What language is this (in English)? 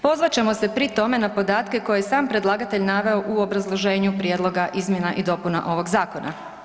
Croatian